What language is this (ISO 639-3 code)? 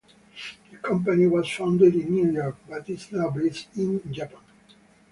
eng